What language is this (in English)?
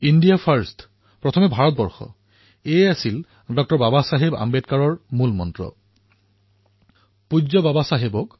Assamese